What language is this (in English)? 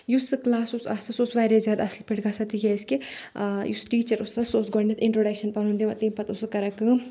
Kashmiri